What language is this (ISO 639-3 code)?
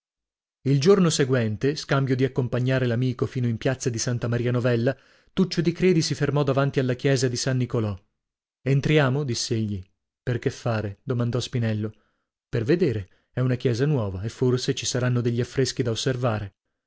ita